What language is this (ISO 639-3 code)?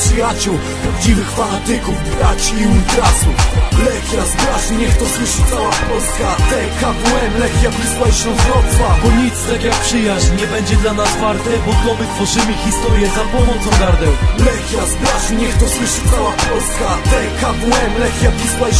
pol